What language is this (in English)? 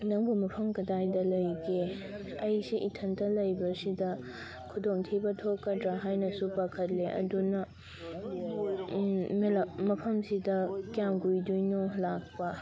Manipuri